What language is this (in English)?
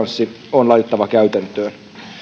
Finnish